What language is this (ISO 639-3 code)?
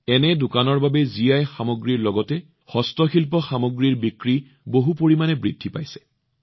asm